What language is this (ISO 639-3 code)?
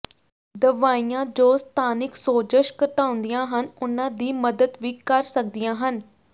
pan